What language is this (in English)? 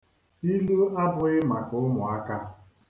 Igbo